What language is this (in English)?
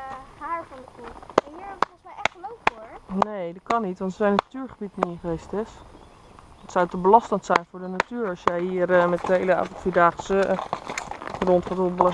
Dutch